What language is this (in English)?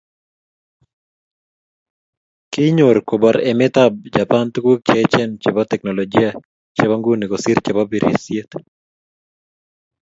Kalenjin